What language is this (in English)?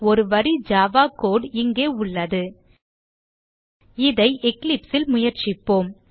Tamil